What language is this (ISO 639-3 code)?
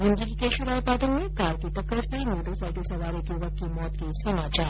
hin